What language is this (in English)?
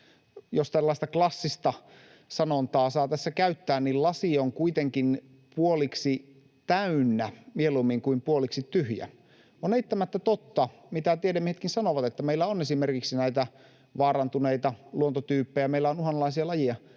Finnish